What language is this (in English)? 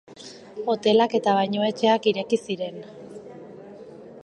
Basque